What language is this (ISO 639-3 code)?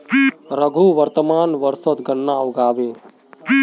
mag